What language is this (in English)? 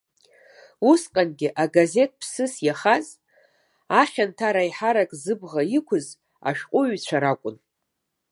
Abkhazian